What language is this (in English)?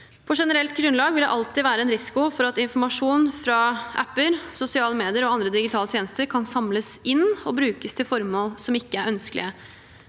Norwegian